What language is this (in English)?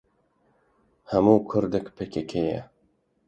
Kurdish